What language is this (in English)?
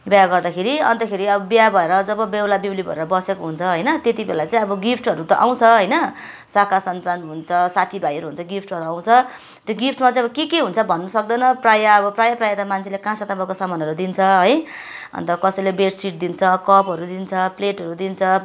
Nepali